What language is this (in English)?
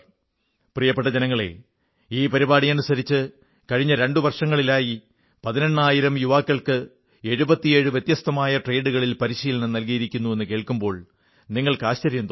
Malayalam